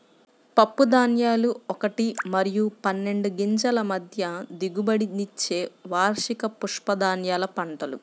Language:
Telugu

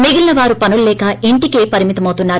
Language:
Telugu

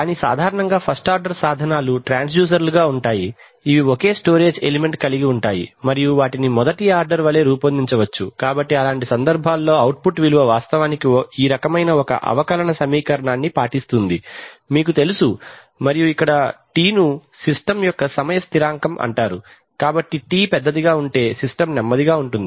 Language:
Telugu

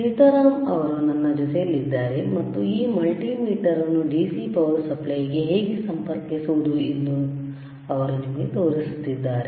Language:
Kannada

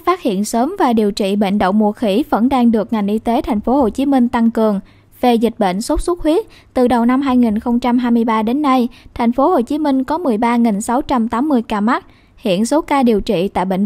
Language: Vietnamese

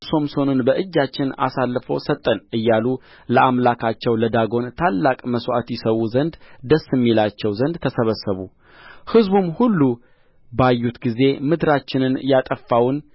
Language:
Amharic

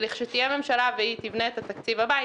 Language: Hebrew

